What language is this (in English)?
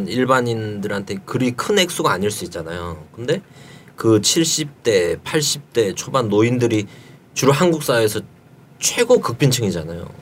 Korean